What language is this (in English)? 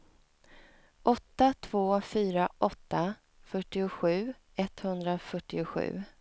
Swedish